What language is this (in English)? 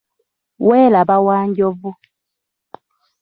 Ganda